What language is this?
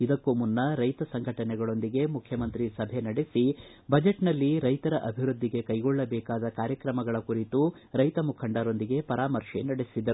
Kannada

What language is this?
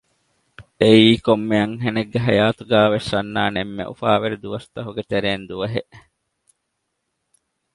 Divehi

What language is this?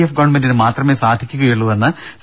Malayalam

